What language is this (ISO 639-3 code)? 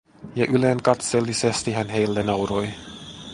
fin